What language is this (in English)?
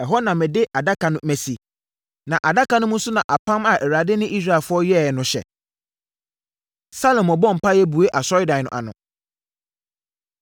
Akan